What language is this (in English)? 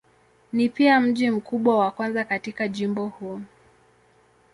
Swahili